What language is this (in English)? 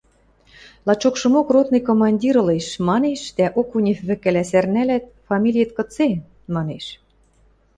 Western Mari